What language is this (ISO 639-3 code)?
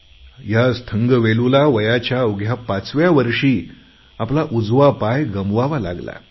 mar